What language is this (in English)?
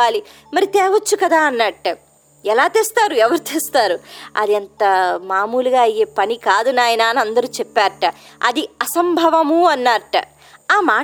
Telugu